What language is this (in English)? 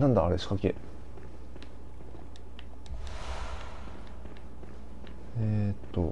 Japanese